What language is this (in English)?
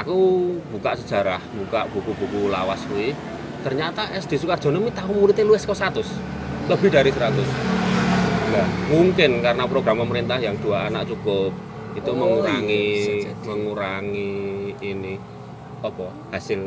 Indonesian